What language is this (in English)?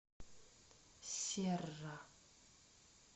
Russian